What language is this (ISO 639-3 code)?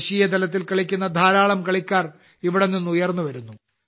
mal